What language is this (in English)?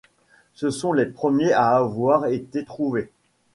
French